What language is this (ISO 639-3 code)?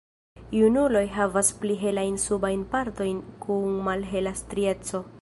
epo